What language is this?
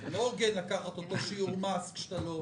Hebrew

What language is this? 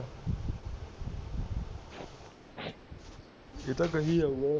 Punjabi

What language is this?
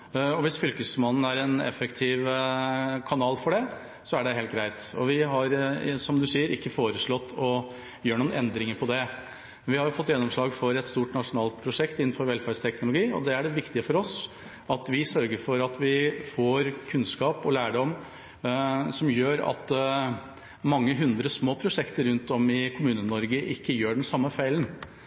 Norwegian Bokmål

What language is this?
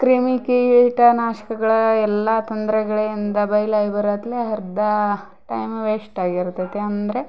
Kannada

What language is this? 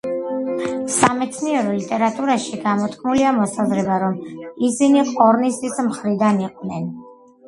Georgian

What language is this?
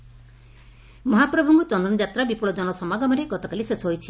Odia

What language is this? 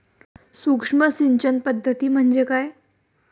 Marathi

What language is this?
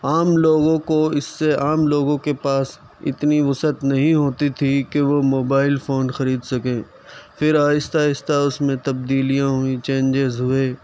Urdu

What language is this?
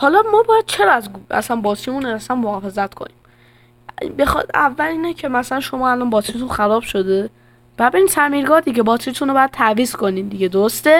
Persian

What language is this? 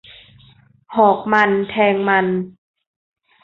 Thai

